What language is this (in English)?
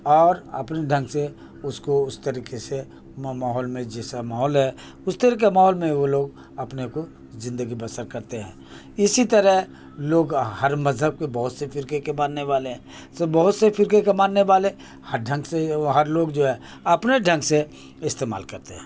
Urdu